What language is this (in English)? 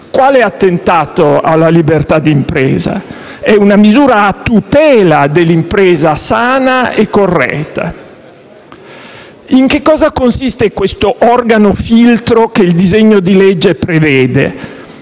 Italian